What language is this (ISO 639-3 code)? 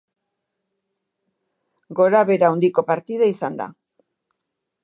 eus